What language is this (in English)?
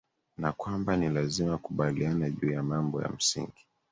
Swahili